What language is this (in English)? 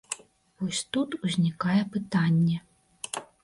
Belarusian